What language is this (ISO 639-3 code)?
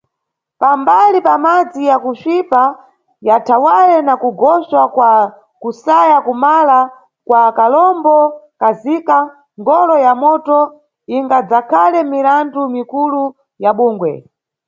nyu